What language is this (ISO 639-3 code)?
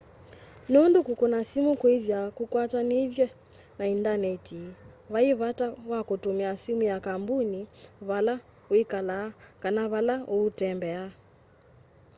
kam